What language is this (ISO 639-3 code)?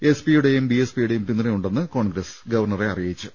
mal